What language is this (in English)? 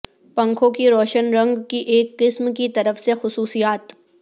Urdu